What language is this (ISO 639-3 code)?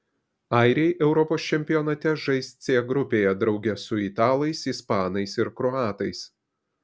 lit